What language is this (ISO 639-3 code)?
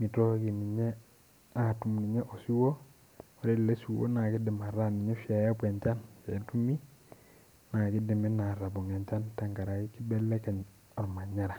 mas